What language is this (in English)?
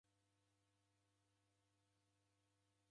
Taita